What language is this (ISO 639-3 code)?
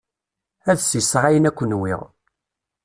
kab